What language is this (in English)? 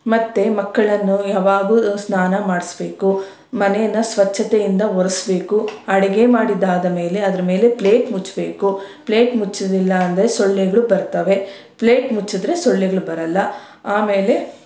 Kannada